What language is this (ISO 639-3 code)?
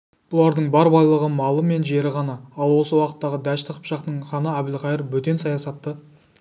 kaz